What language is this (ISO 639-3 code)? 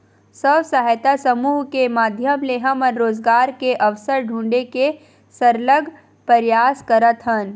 hne